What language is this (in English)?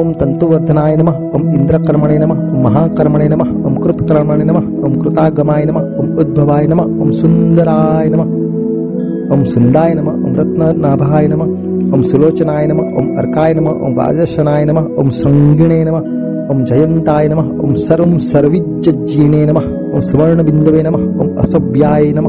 Gujarati